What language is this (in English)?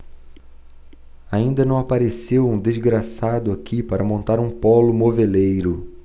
Portuguese